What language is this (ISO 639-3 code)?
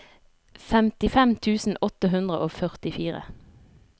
nor